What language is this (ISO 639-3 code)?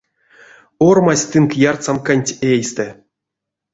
myv